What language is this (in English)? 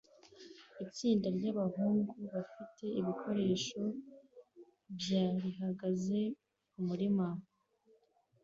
Kinyarwanda